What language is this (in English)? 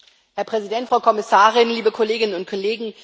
German